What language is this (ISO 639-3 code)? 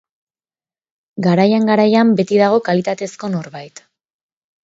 eus